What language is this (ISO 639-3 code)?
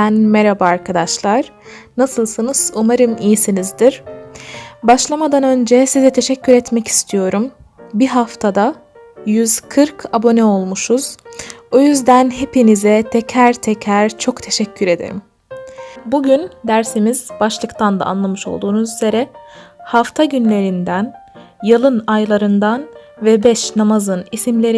tur